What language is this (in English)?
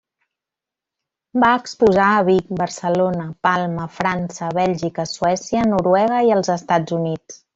Catalan